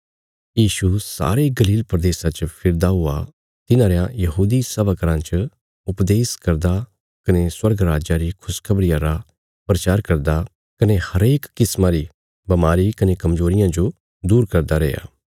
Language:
Bilaspuri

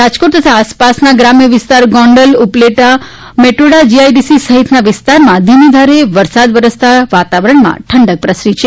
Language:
Gujarati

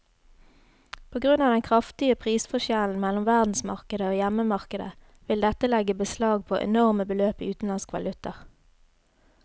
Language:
Norwegian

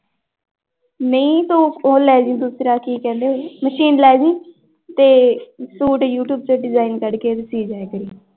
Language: Punjabi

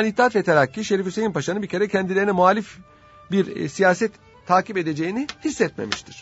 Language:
Turkish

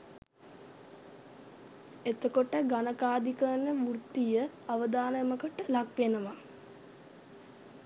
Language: Sinhala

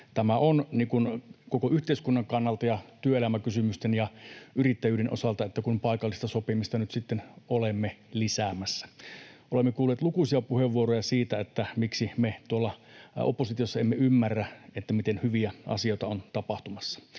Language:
Finnish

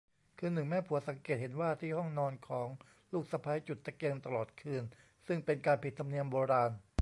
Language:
Thai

